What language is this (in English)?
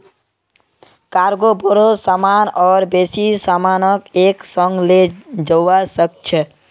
Magahi